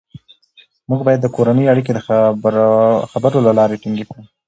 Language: Pashto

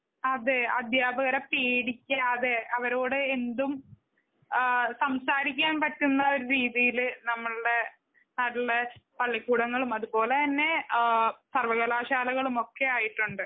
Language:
Malayalam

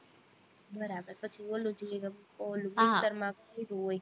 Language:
Gujarati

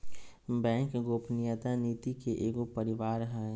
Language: Magahi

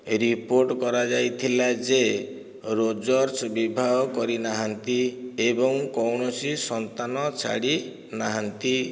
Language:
Odia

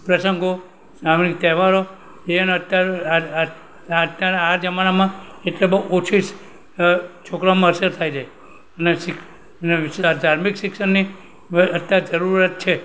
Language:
Gujarati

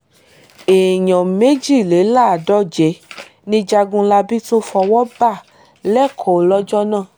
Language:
Yoruba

